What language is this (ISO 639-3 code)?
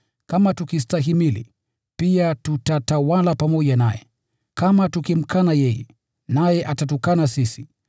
swa